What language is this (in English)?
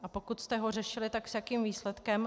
Czech